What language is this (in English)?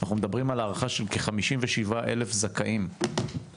Hebrew